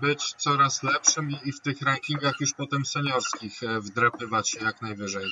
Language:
Polish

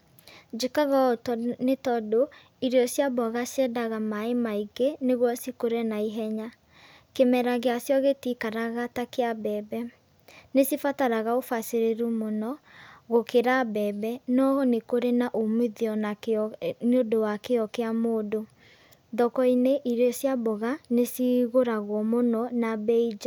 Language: Kikuyu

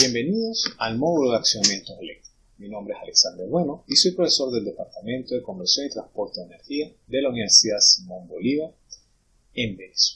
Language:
Spanish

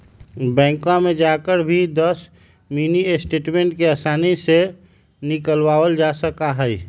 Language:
Magahi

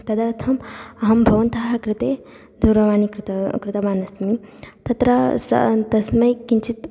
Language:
Sanskrit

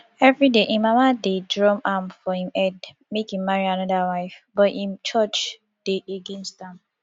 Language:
Nigerian Pidgin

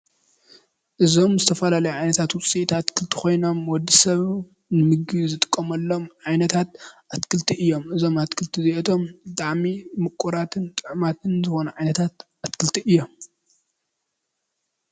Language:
Tigrinya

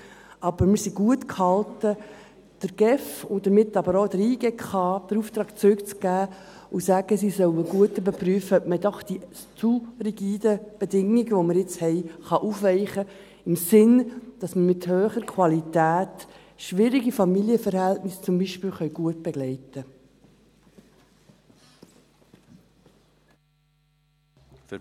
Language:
Swiss German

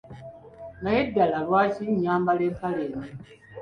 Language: Ganda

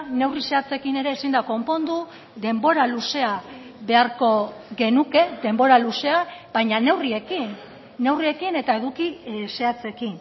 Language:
Basque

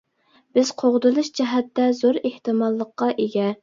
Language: Uyghur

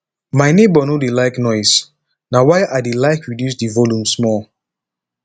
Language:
Nigerian Pidgin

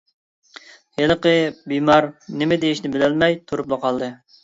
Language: Uyghur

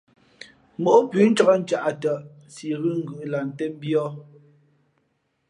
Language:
Fe'fe'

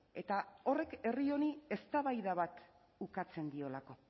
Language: Basque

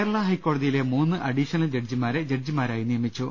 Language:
Malayalam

